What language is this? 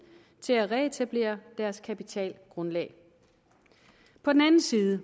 Danish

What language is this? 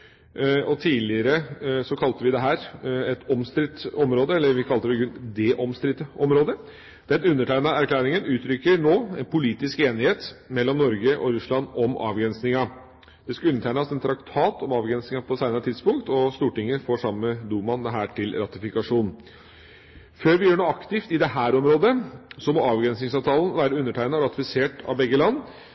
Norwegian Bokmål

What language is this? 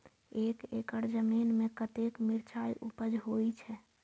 Maithili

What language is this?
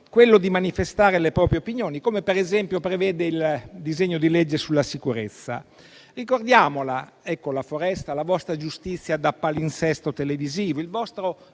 Italian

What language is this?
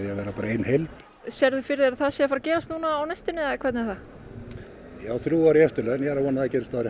Icelandic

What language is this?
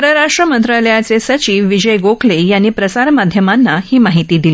Marathi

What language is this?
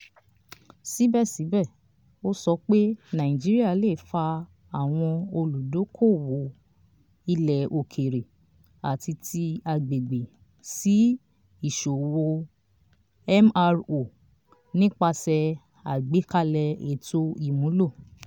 Yoruba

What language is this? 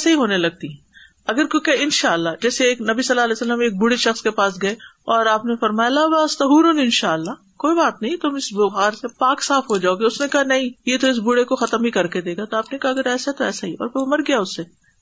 Urdu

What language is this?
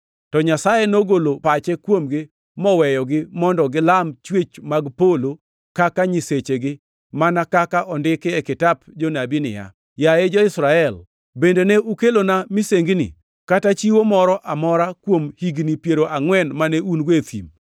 Luo (Kenya and Tanzania)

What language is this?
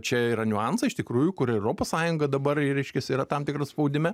Lithuanian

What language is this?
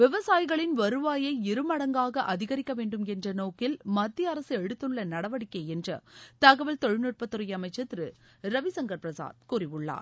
Tamil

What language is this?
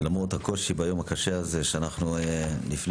Hebrew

